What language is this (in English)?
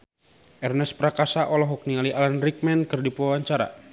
Sundanese